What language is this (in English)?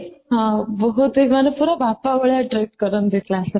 Odia